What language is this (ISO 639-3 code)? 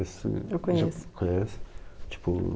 por